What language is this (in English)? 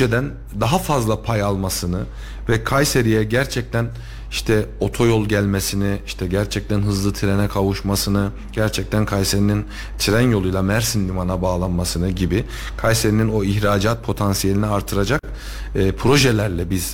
Turkish